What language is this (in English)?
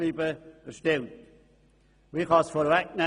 Swiss German